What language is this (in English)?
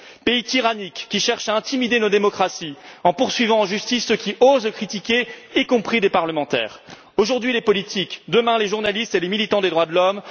French